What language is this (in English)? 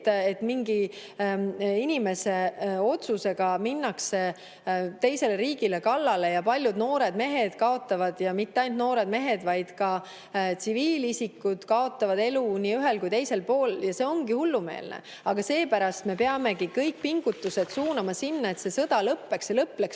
Estonian